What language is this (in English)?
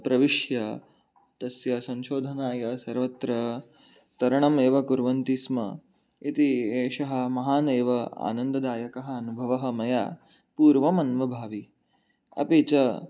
Sanskrit